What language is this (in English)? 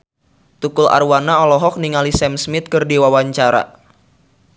Sundanese